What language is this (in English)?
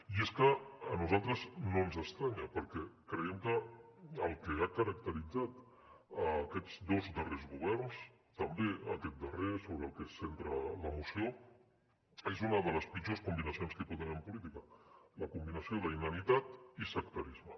Catalan